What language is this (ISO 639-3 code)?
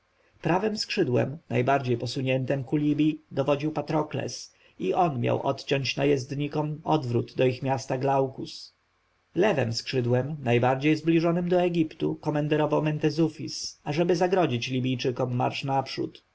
pol